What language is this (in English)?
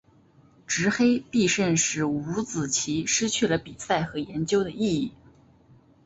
Chinese